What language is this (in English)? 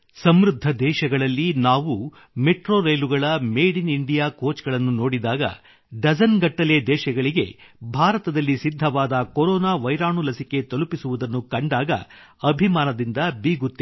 Kannada